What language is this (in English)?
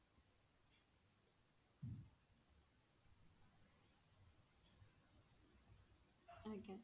Odia